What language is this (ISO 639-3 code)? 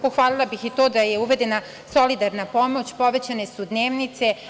srp